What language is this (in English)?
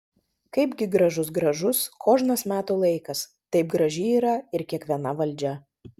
Lithuanian